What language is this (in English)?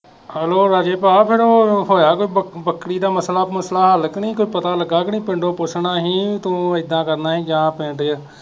Punjabi